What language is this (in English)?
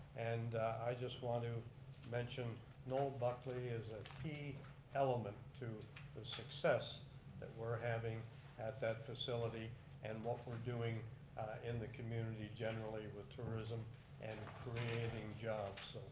English